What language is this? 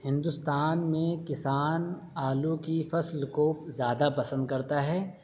Urdu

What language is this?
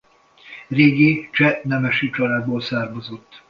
Hungarian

